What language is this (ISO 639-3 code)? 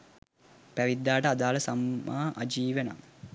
sin